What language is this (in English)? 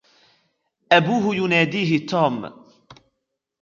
Arabic